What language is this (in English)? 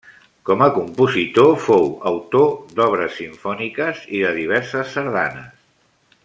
Catalan